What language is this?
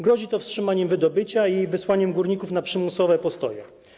Polish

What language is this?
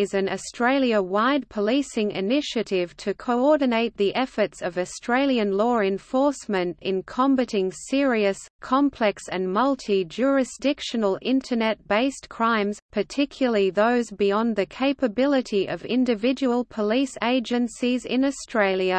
English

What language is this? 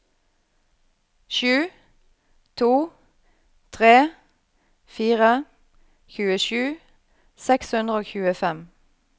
Norwegian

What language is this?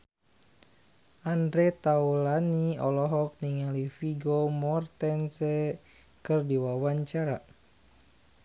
Sundanese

